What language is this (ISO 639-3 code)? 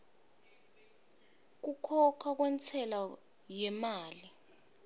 ssw